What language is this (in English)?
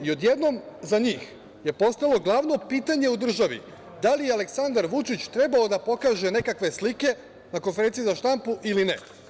Serbian